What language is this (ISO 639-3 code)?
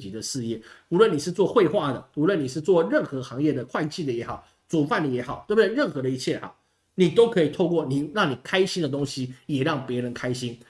zho